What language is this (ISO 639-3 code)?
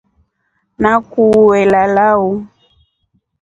rof